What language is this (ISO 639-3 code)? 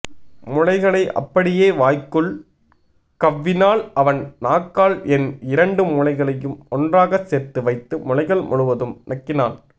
tam